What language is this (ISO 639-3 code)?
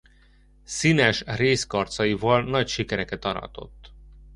hun